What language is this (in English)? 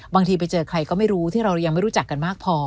Thai